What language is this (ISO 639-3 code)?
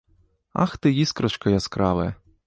bel